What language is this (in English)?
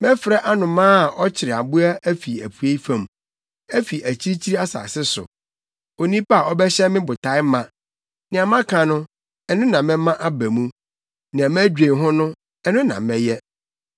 Akan